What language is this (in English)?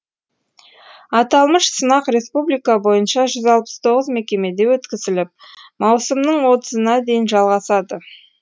Kazakh